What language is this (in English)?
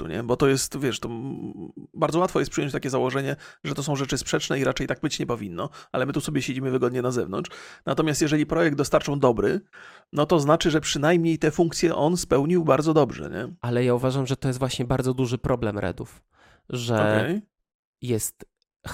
Polish